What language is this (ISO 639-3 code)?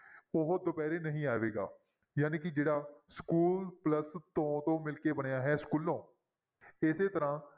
pan